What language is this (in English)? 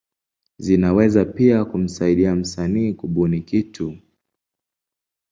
Swahili